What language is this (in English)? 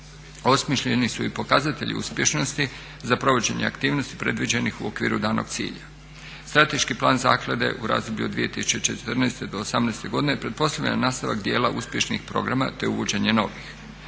Croatian